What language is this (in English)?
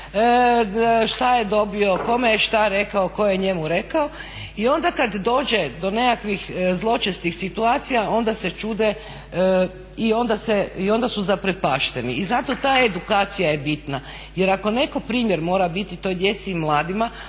Croatian